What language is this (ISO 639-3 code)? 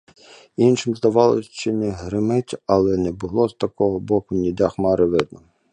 ukr